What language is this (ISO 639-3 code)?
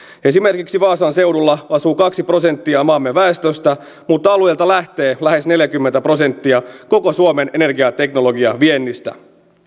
fin